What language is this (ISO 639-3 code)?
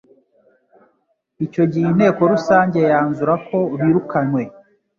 kin